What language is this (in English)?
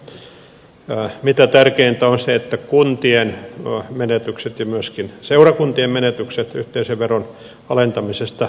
Finnish